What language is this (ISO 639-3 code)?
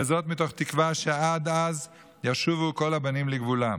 heb